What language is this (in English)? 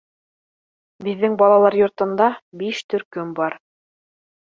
Bashkir